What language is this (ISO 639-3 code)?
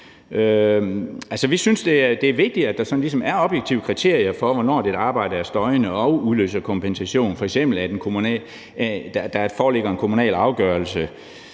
dan